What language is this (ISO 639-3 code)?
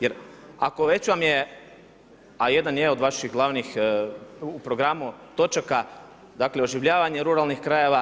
hrv